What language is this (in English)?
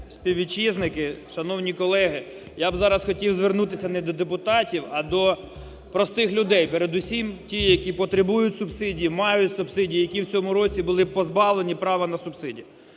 Ukrainian